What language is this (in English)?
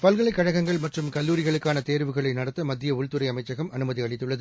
Tamil